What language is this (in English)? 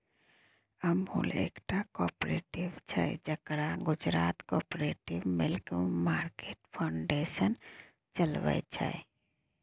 Maithili